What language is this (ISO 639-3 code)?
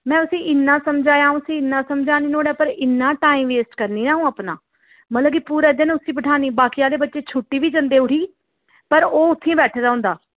doi